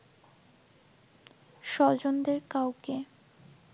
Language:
Bangla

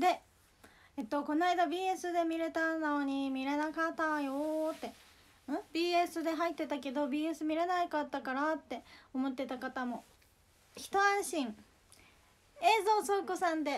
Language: Japanese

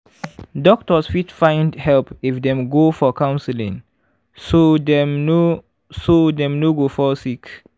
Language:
Nigerian Pidgin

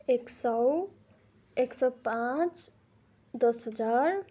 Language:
Nepali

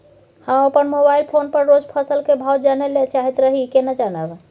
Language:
Maithili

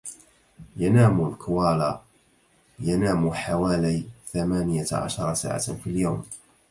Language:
Arabic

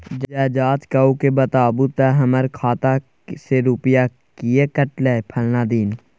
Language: Maithili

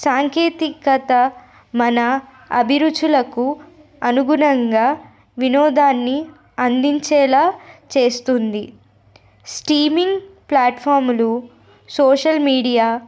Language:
Telugu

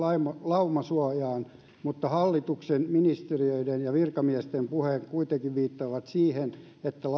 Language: Finnish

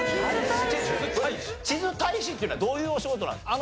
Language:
Japanese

